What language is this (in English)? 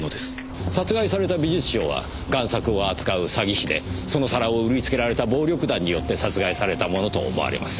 Japanese